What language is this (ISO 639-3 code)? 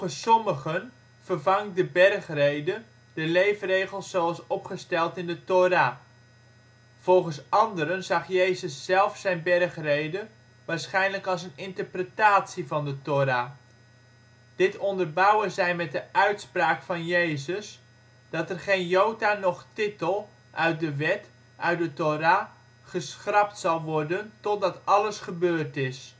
nld